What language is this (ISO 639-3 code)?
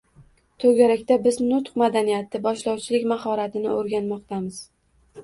uzb